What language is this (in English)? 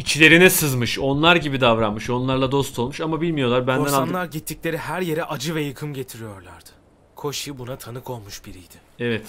Turkish